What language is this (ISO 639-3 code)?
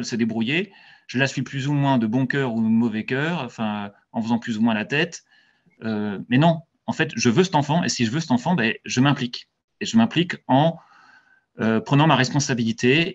fra